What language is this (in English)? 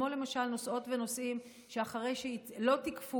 Hebrew